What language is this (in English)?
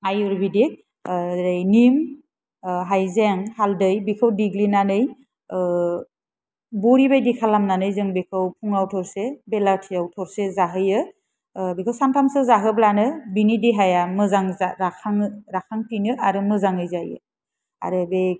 Bodo